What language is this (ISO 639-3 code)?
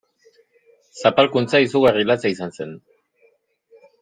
eus